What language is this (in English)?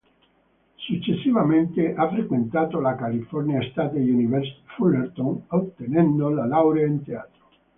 Italian